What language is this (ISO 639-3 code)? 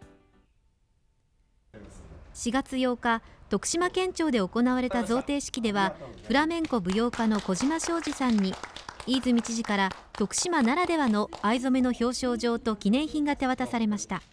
jpn